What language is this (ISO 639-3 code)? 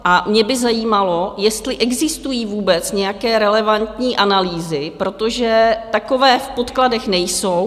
ces